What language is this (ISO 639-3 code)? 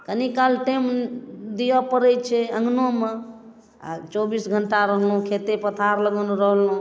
mai